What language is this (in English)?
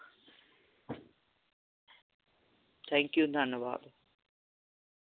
Punjabi